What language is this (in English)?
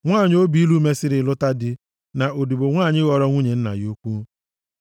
Igbo